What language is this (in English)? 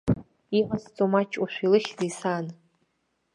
Abkhazian